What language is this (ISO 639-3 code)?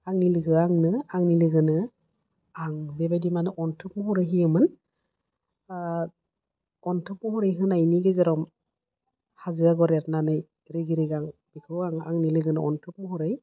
brx